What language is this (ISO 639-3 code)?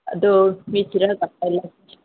mni